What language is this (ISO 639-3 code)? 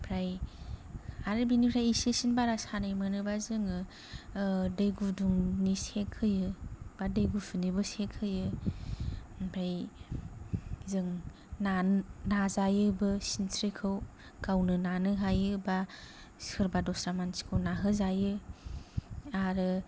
brx